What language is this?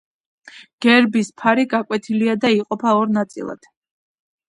Georgian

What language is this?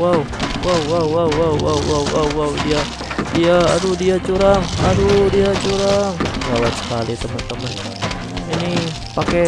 Indonesian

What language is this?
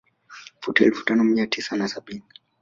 Swahili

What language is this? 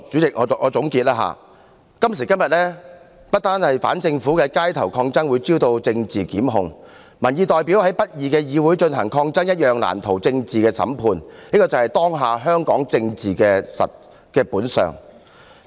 Cantonese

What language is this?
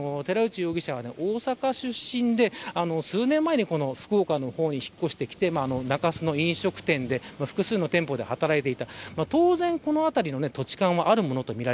Japanese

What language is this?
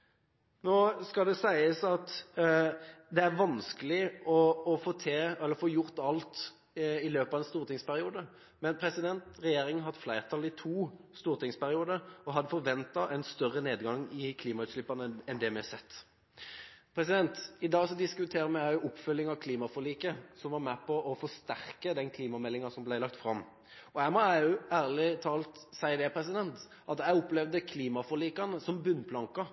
Norwegian Bokmål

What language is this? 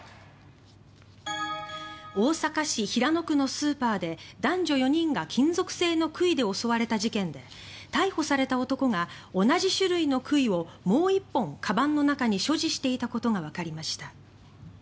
Japanese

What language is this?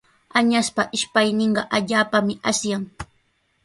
Sihuas Ancash Quechua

